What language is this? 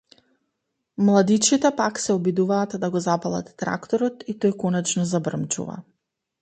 Macedonian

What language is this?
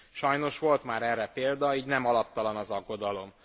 Hungarian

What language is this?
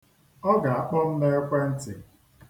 Igbo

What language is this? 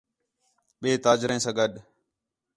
Khetrani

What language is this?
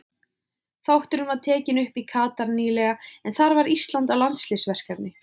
Icelandic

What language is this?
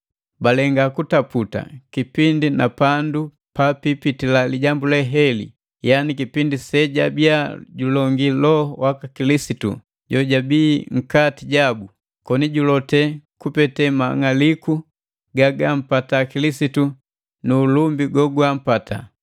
Matengo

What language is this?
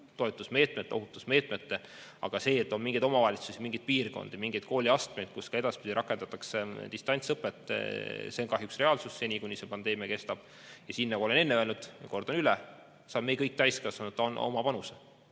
Estonian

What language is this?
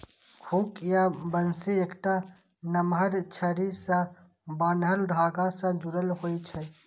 Maithili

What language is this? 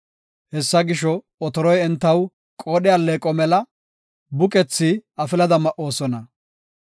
Gofa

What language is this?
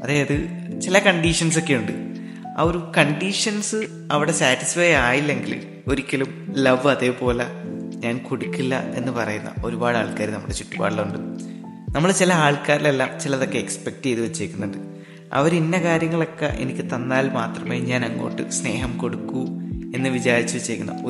Malayalam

